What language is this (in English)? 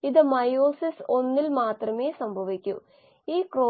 Malayalam